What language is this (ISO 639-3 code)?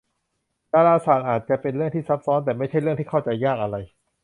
tha